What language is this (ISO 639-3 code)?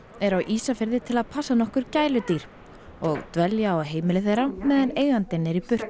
isl